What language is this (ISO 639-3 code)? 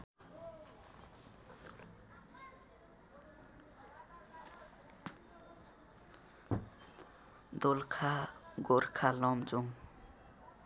nep